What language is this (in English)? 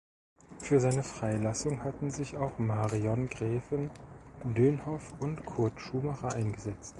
German